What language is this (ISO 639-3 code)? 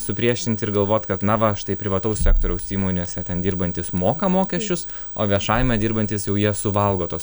lit